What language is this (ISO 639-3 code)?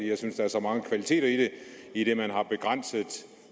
dan